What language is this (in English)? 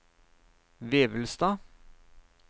Norwegian